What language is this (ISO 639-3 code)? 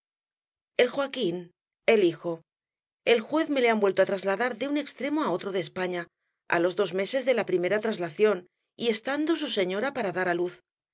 spa